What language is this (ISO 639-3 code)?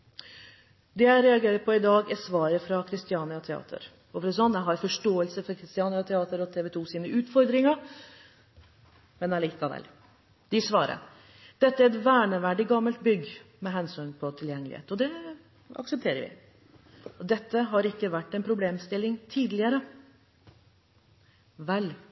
nob